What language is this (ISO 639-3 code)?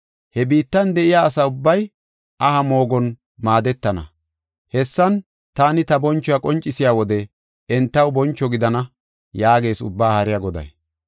gof